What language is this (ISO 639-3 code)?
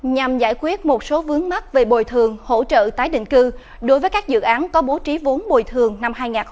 vie